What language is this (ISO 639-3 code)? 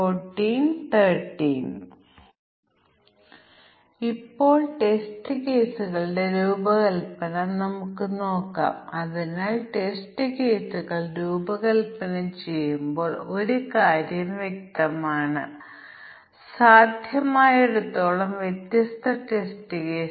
mal